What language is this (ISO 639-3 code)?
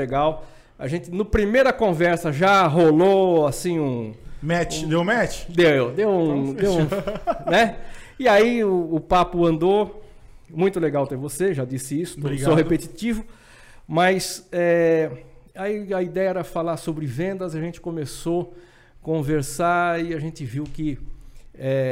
por